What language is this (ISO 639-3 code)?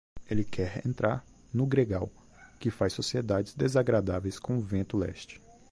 por